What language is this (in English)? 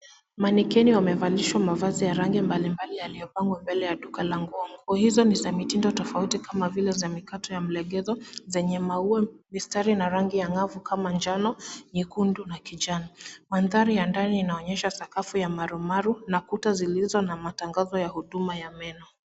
Swahili